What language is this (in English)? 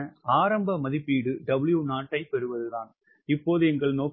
Tamil